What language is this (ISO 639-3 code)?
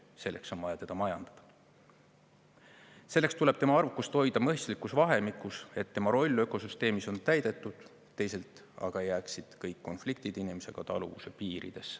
est